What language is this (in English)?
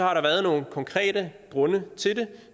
Danish